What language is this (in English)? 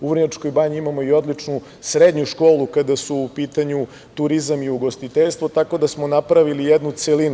Serbian